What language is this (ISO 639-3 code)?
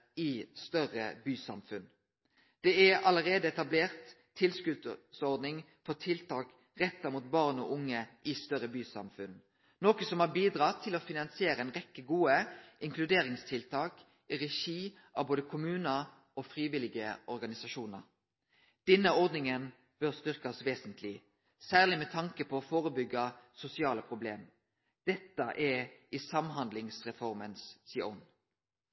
nno